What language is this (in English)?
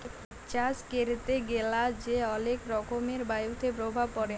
Bangla